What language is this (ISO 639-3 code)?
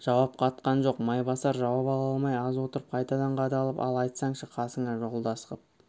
kaz